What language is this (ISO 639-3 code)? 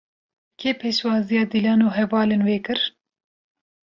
kur